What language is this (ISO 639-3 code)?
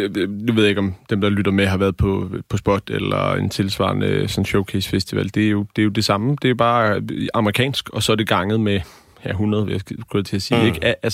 dan